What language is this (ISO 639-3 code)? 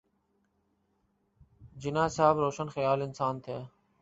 urd